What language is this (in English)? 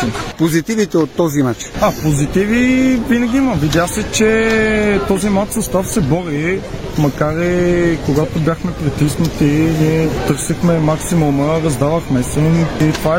Bulgarian